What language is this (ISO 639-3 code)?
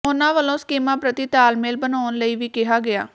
pan